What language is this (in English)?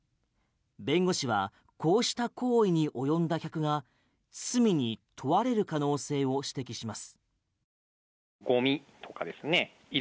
Japanese